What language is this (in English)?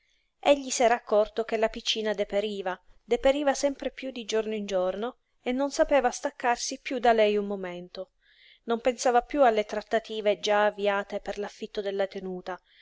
Italian